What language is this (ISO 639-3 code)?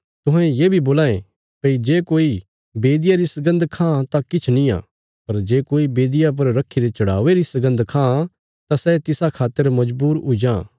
kfs